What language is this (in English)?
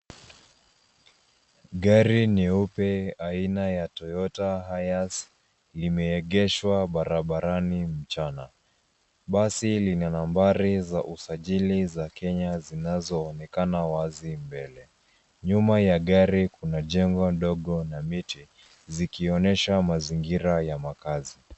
Swahili